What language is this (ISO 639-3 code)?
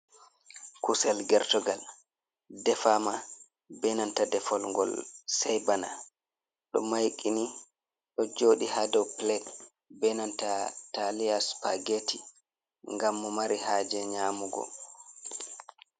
ful